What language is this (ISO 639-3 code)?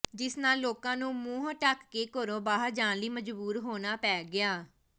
pan